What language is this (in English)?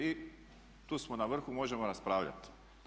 Croatian